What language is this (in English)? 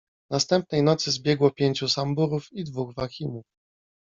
Polish